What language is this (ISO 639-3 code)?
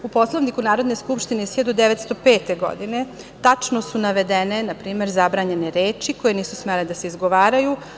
srp